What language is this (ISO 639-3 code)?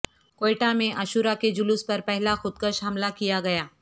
urd